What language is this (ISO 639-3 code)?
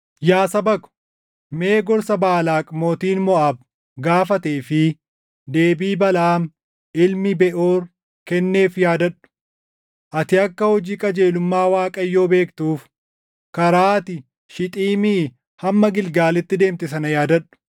orm